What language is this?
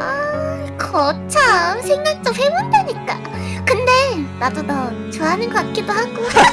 Korean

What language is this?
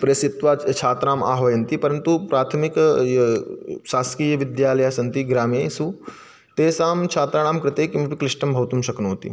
Sanskrit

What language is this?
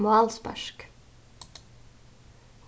Faroese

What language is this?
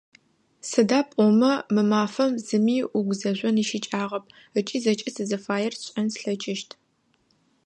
Adyghe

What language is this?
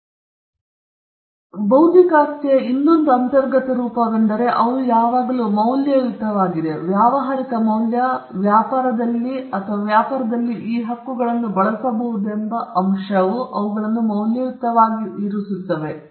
Kannada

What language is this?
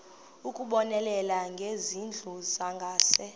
Xhosa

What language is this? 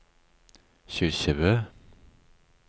Norwegian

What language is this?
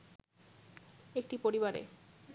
Bangla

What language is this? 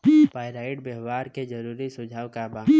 Bhojpuri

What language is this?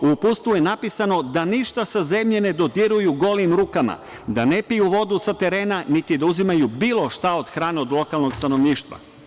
Serbian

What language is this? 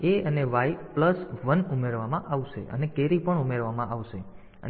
Gujarati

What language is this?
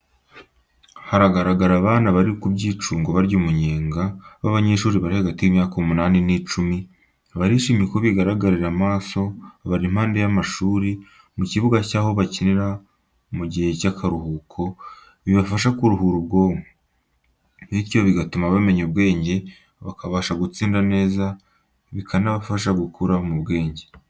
Kinyarwanda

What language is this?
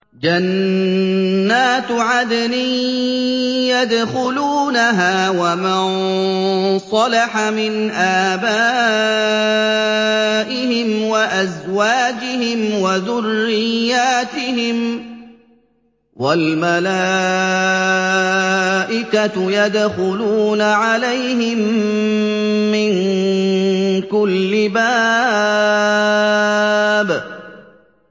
Arabic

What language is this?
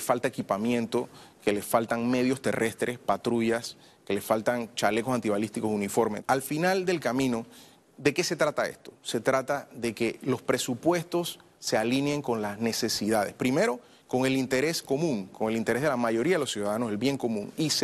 Spanish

